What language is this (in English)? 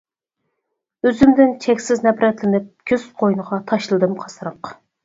Uyghur